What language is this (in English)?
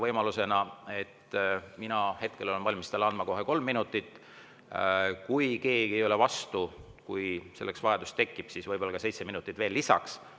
Estonian